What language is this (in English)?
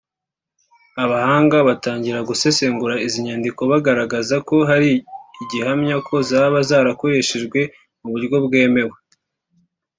Kinyarwanda